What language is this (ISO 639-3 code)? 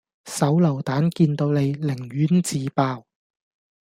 yue